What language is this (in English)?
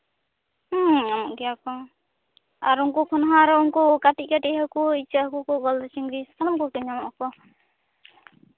Santali